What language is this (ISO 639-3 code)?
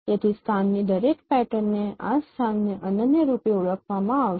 guj